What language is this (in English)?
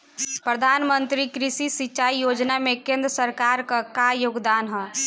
Bhojpuri